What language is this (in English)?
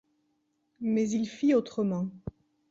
French